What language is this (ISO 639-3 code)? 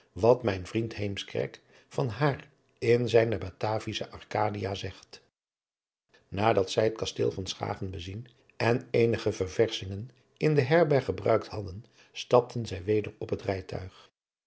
nld